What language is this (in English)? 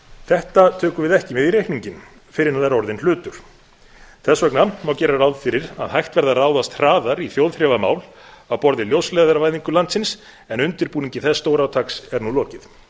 Icelandic